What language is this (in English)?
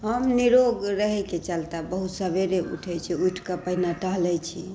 Maithili